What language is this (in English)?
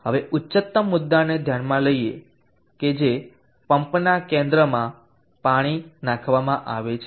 Gujarati